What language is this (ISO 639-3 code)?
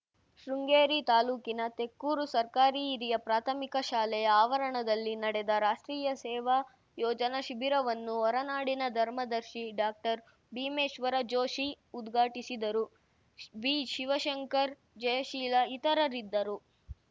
kan